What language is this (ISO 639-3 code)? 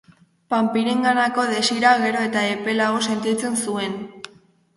eus